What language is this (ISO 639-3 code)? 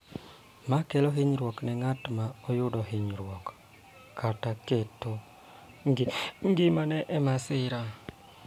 luo